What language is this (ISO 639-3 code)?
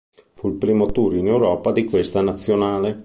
ita